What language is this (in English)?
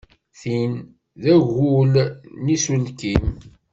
Kabyle